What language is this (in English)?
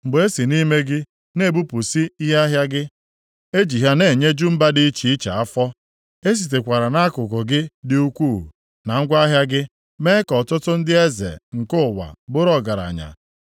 Igbo